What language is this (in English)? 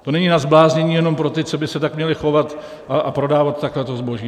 Czech